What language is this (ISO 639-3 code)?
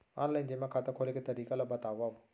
hne